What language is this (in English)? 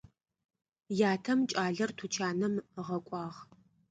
Adyghe